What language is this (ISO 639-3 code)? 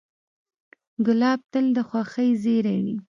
pus